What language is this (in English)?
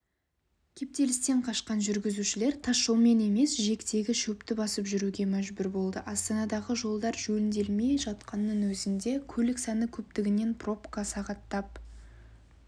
Kazakh